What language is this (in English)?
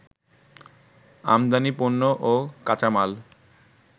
Bangla